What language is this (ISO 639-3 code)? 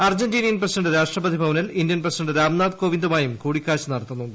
mal